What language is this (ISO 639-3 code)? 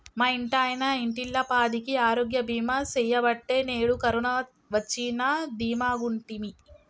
tel